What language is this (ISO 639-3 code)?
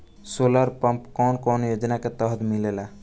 bho